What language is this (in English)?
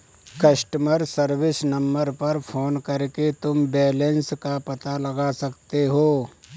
Hindi